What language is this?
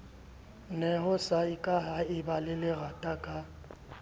Southern Sotho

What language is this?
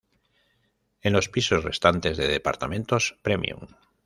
Spanish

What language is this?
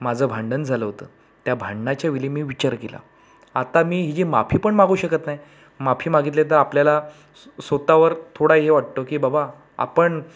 Marathi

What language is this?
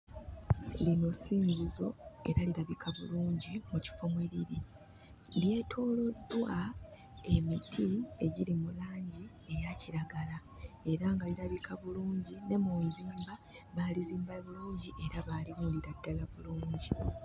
Ganda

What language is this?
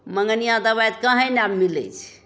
Maithili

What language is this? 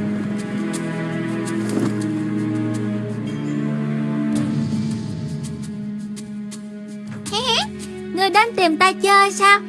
Vietnamese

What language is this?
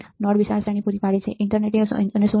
Gujarati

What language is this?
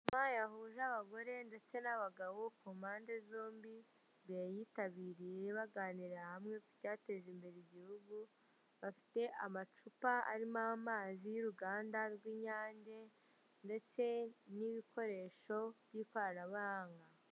Kinyarwanda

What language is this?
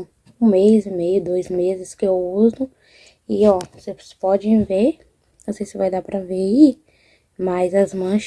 Portuguese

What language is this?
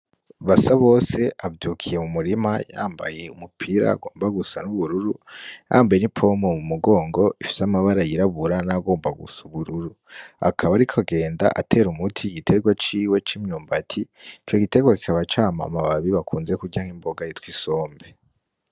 Rundi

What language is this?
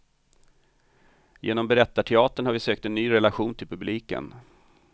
Swedish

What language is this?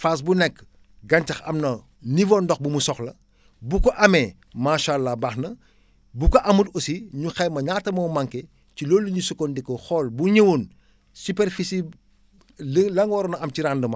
Wolof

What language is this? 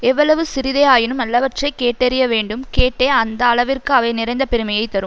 Tamil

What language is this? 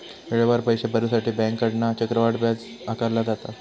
Marathi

